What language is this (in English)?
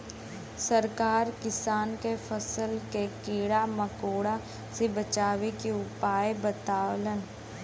Bhojpuri